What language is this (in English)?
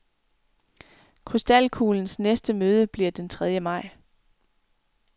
Danish